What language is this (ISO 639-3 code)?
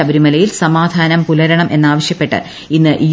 mal